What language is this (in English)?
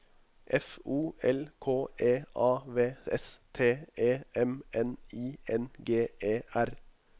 Norwegian